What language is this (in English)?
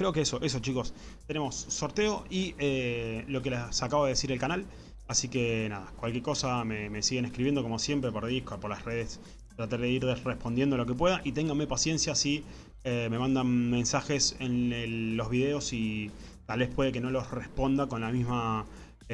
Spanish